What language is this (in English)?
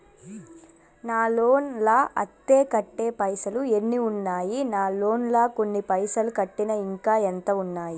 Telugu